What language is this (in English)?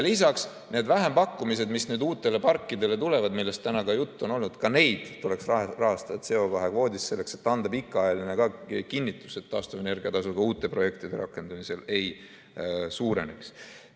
Estonian